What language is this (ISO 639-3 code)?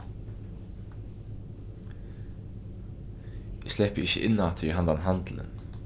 fao